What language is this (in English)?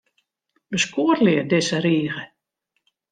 Western Frisian